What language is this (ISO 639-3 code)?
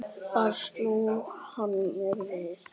isl